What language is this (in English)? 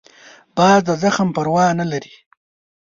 Pashto